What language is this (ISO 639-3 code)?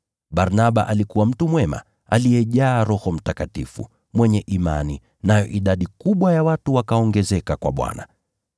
swa